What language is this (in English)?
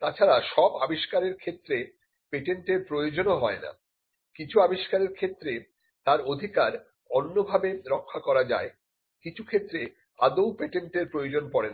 Bangla